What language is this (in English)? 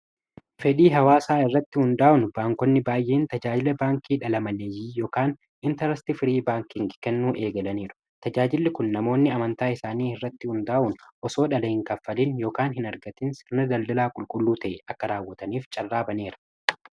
Oromo